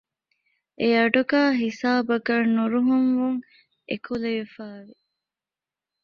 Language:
Divehi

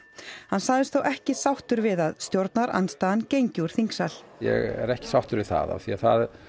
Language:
Icelandic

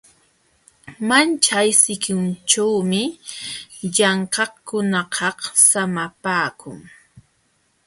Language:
Jauja Wanca Quechua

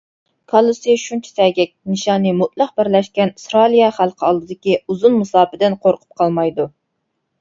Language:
Uyghur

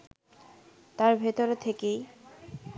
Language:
Bangla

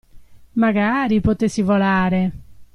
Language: Italian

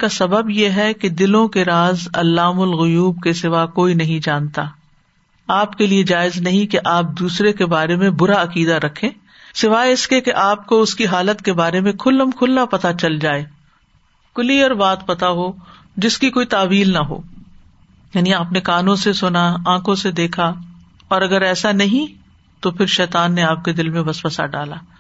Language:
Urdu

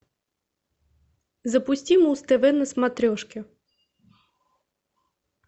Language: Russian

